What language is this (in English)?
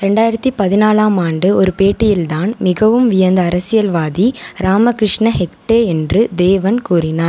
Tamil